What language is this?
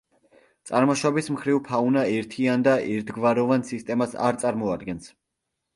Georgian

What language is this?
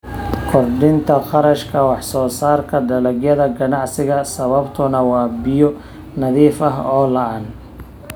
Somali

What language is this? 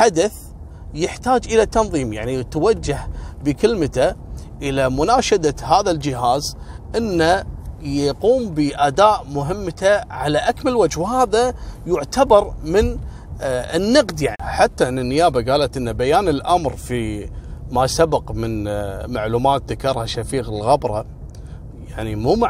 Arabic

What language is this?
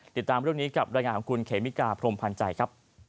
Thai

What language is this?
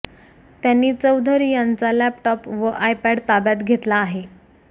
Marathi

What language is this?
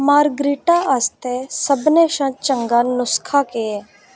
Dogri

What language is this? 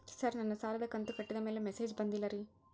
Kannada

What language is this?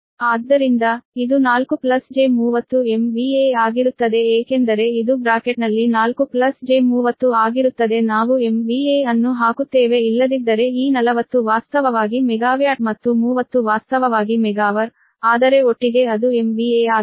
Kannada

